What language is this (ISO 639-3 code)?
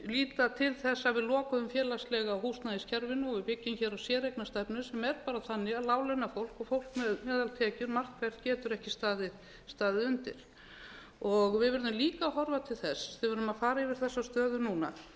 isl